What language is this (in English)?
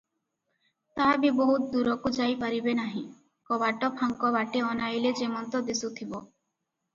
Odia